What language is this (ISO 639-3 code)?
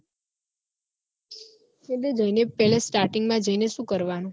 guj